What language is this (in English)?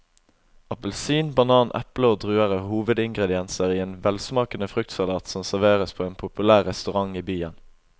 Norwegian